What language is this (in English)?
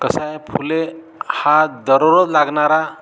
Marathi